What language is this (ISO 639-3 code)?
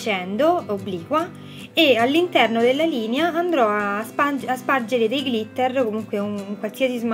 ita